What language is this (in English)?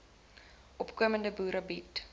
Afrikaans